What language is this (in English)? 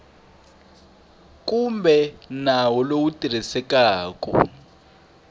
Tsonga